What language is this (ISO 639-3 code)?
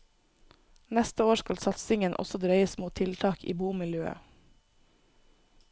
nor